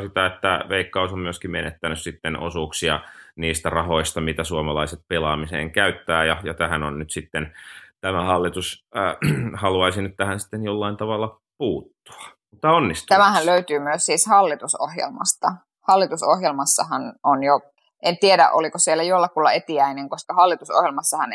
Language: Finnish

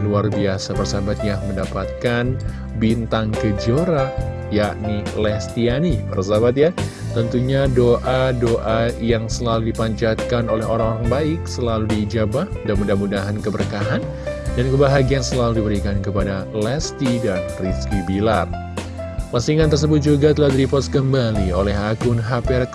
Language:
Indonesian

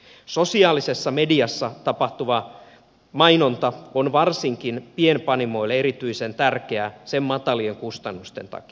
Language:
Finnish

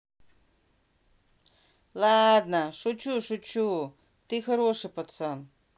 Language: Russian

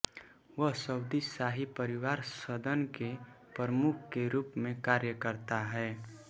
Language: Hindi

